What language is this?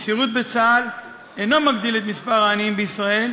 Hebrew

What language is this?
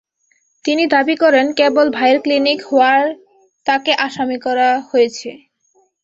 Bangla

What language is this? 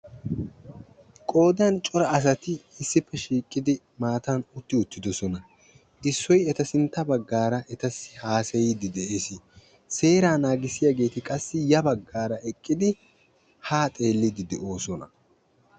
Wolaytta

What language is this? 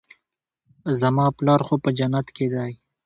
Pashto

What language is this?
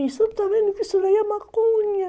Portuguese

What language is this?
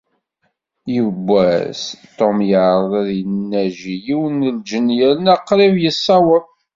Kabyle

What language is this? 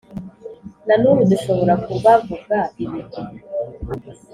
Kinyarwanda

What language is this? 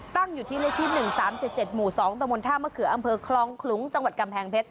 Thai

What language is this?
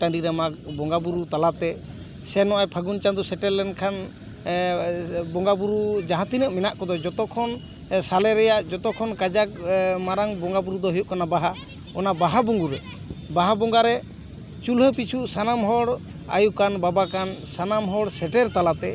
Santali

